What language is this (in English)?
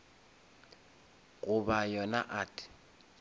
Northern Sotho